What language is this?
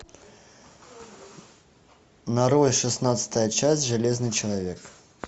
Russian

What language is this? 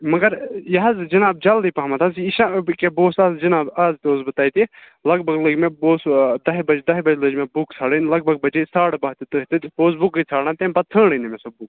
Kashmiri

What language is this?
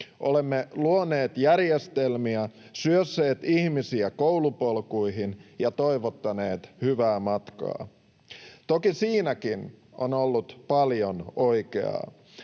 Finnish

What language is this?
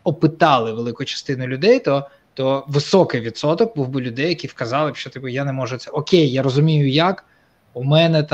Ukrainian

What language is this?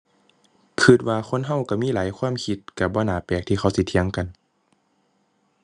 Thai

